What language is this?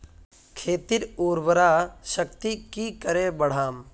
Magahi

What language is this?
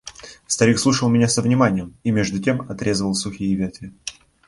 Russian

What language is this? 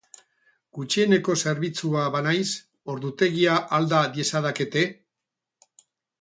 Basque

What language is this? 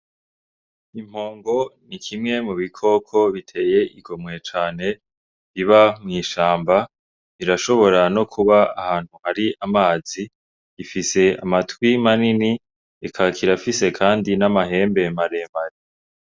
Rundi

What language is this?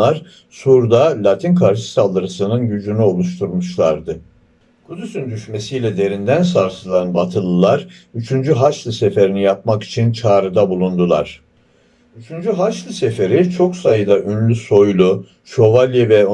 Turkish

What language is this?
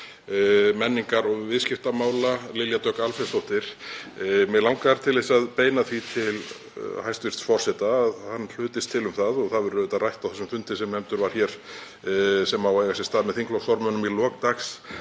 Icelandic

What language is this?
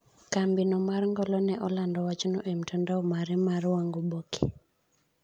Luo (Kenya and Tanzania)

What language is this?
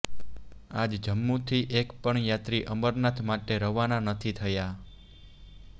Gujarati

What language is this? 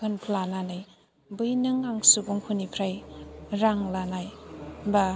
Bodo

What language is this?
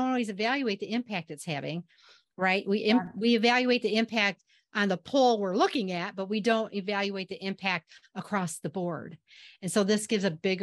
English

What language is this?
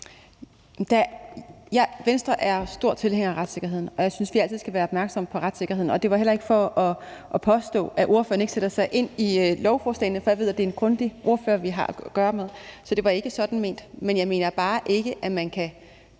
Danish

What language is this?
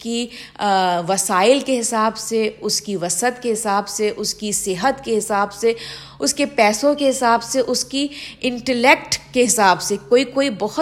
Urdu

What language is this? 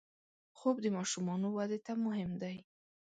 Pashto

